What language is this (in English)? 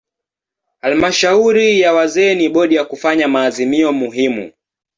Swahili